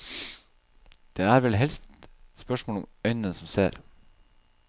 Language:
Norwegian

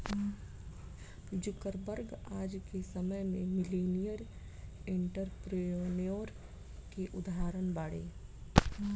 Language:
Bhojpuri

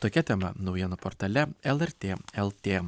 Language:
Lithuanian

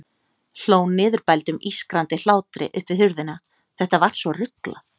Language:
Icelandic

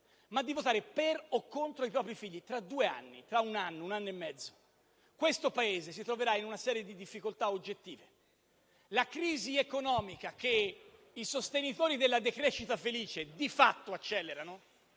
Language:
Italian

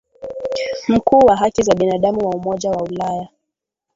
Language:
Swahili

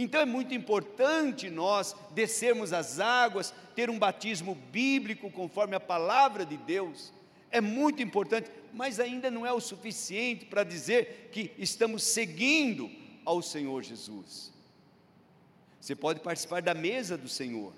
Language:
Portuguese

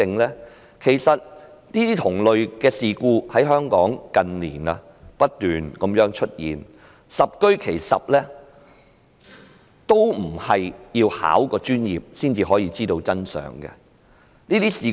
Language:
Cantonese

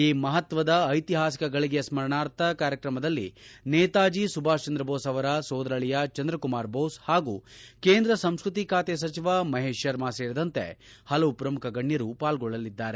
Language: Kannada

